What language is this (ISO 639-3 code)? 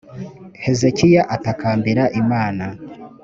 kin